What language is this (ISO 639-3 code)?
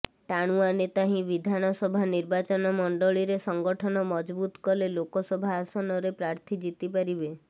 ori